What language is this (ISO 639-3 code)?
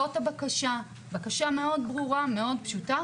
heb